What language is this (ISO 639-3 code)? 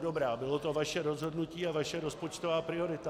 ces